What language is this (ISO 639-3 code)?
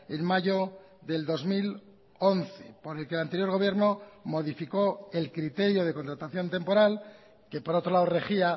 spa